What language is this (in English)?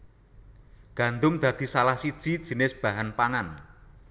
Javanese